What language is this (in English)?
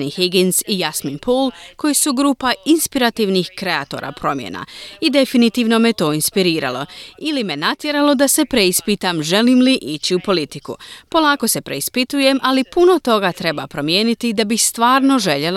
Croatian